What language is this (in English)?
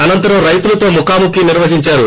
Telugu